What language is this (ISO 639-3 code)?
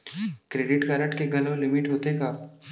hne